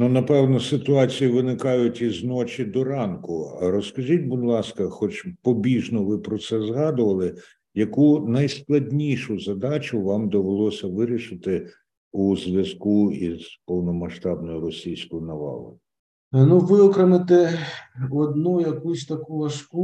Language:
Ukrainian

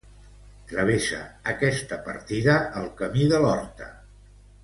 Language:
Catalan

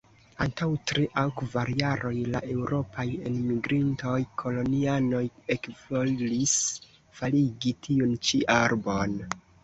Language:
Esperanto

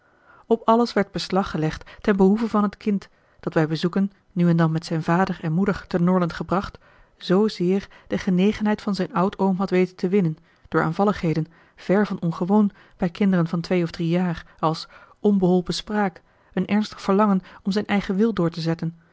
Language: Dutch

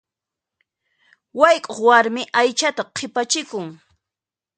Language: Puno Quechua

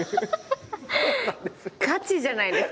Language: Japanese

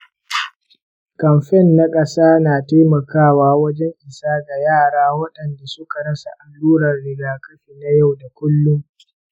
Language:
Hausa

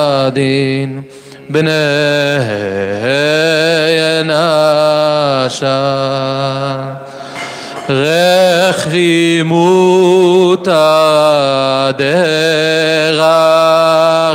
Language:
Hebrew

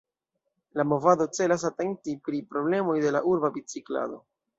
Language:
Esperanto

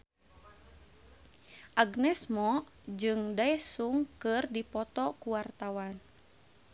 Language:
Sundanese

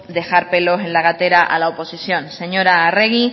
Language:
Spanish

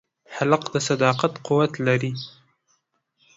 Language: Pashto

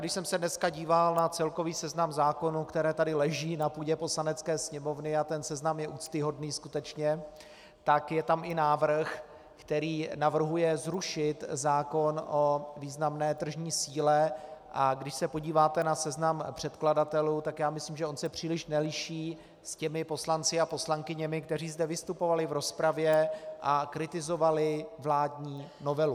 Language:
Czech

